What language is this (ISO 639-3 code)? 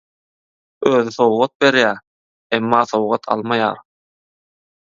tuk